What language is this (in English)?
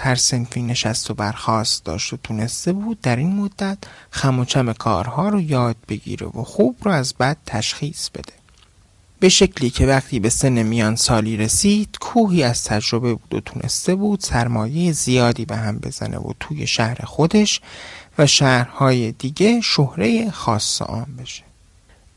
Persian